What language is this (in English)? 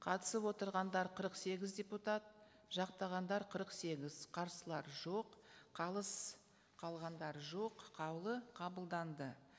Kazakh